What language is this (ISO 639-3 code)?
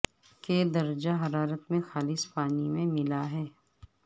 urd